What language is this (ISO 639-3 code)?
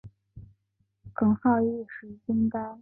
zho